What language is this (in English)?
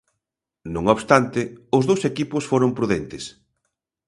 Galician